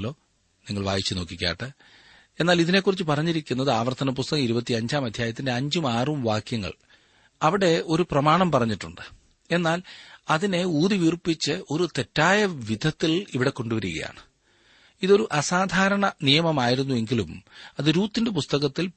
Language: Malayalam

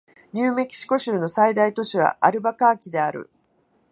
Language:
Japanese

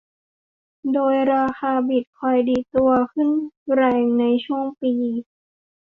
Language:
Thai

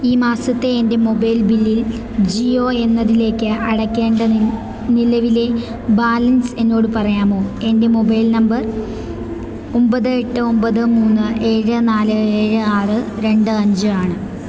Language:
Malayalam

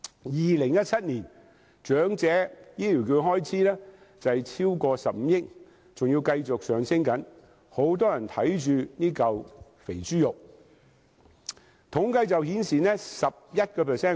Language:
Cantonese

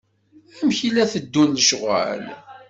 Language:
Kabyle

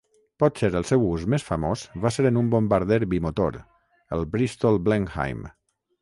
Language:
Catalan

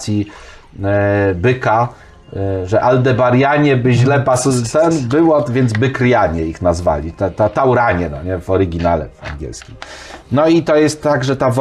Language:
Polish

